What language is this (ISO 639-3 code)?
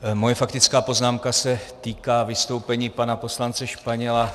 ces